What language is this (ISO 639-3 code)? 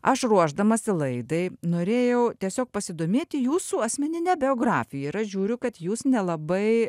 lit